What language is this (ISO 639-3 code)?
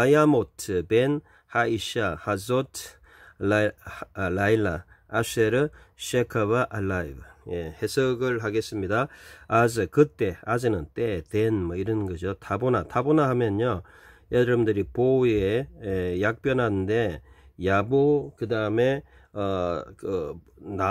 kor